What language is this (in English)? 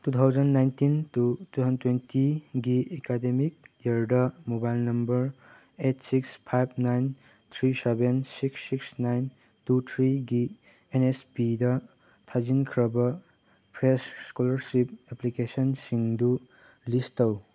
Manipuri